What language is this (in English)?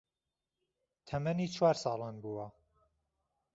Central Kurdish